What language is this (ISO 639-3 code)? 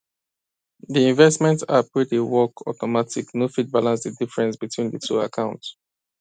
pcm